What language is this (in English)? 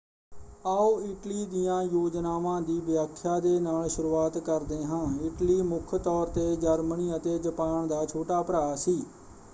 Punjabi